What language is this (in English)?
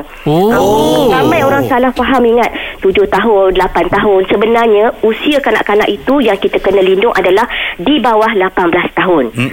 Malay